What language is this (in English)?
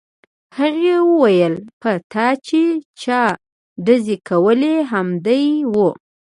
Pashto